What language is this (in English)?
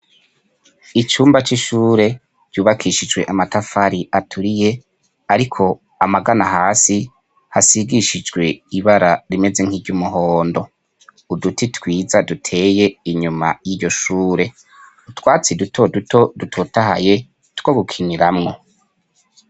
Rundi